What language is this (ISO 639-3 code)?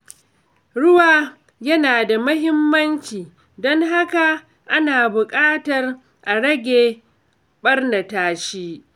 hau